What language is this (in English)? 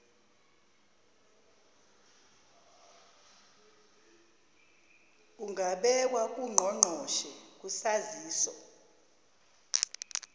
Zulu